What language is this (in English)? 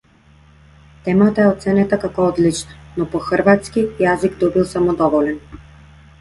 Macedonian